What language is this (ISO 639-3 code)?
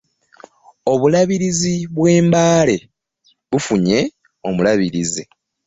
lug